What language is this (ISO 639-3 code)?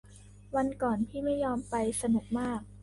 tha